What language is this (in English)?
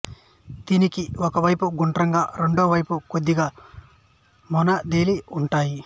Telugu